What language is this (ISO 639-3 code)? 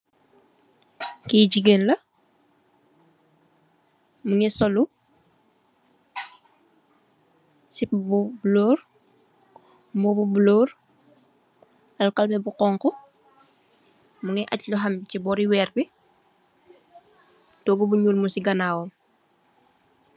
wol